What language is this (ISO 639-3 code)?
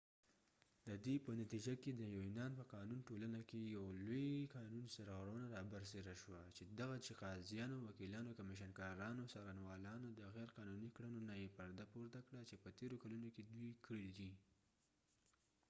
pus